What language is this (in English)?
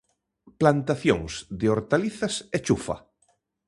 Galician